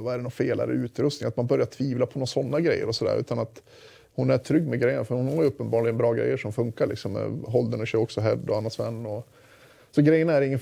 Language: Swedish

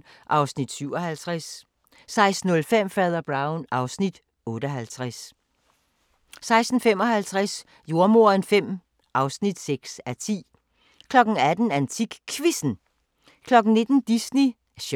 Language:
Danish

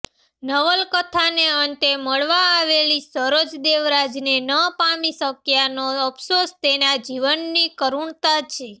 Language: Gujarati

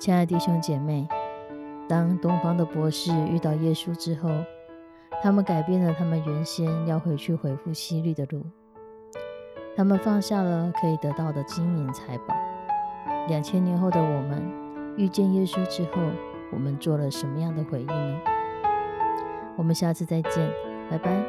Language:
Chinese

